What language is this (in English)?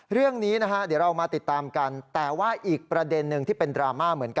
Thai